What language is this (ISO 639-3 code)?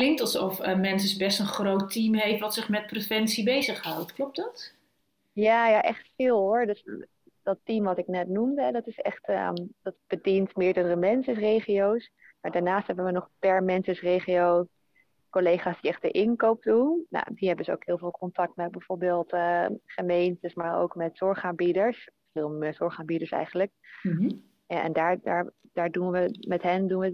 nld